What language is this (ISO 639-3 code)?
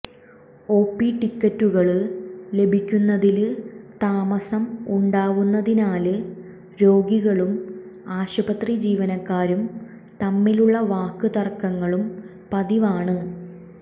mal